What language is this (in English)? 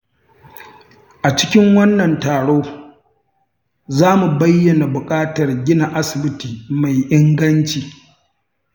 Hausa